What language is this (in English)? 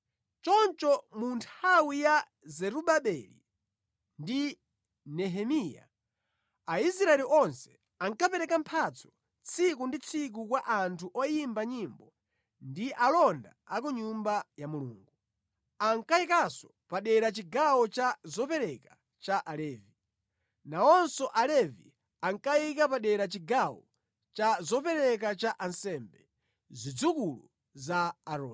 Nyanja